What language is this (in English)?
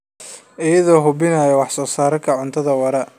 Somali